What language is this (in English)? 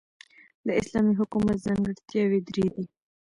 Pashto